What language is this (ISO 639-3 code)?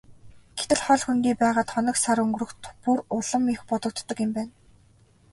mon